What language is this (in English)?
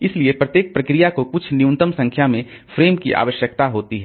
Hindi